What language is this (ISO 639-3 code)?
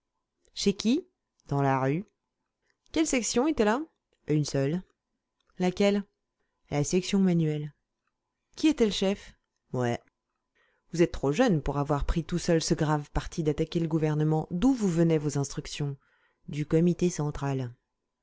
fra